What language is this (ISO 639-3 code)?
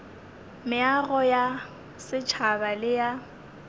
nso